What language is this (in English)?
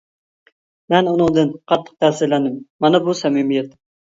Uyghur